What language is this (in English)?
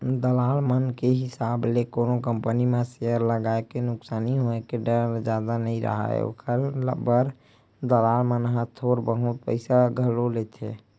Chhattisgarhi